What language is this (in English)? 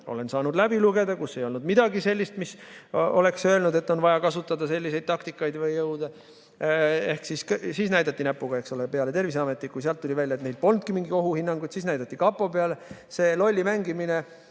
Estonian